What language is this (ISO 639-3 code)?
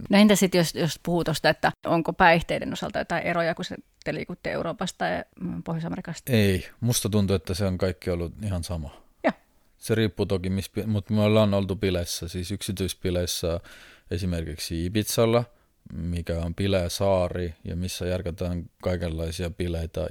fin